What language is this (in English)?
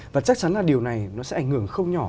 Vietnamese